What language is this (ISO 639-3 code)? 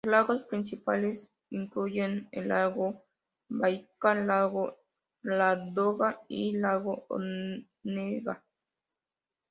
spa